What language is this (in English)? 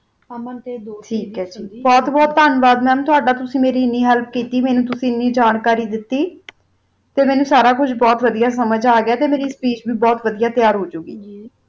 Punjabi